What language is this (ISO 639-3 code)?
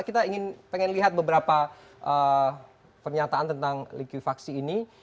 ind